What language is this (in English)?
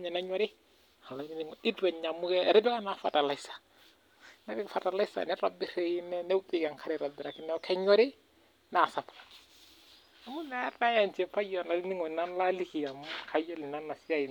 Masai